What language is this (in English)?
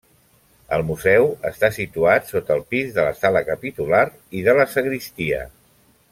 Catalan